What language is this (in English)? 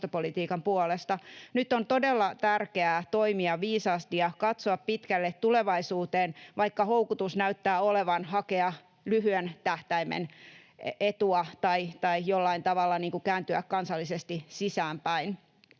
Finnish